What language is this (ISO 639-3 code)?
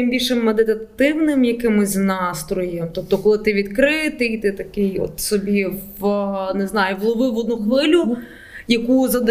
ukr